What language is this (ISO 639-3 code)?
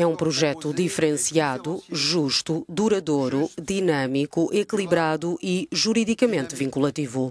por